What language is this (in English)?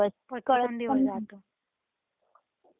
Marathi